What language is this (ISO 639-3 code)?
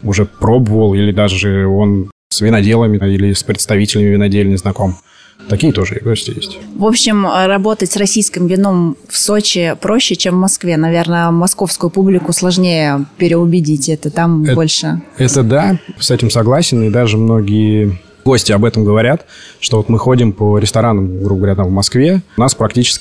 rus